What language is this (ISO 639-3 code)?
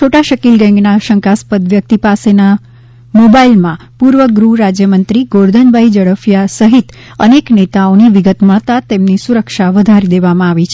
guj